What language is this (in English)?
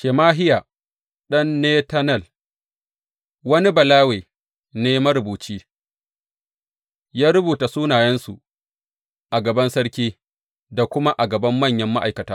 Hausa